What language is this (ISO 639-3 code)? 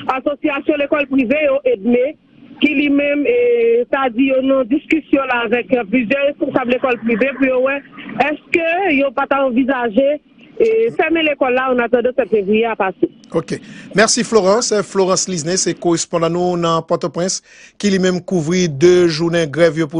fra